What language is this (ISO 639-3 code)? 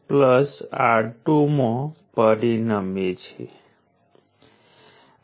guj